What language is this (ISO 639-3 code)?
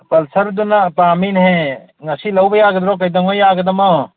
mni